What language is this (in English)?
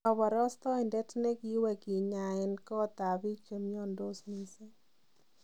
Kalenjin